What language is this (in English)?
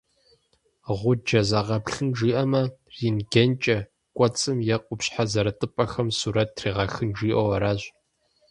Kabardian